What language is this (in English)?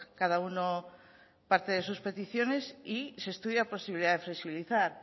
Spanish